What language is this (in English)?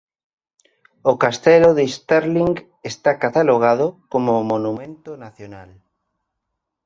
Galician